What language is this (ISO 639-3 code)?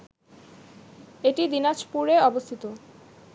ben